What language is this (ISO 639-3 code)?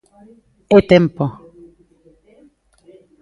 glg